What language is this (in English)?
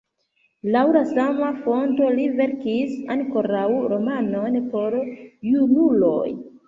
Esperanto